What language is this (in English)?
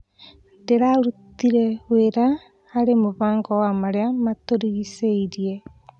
Kikuyu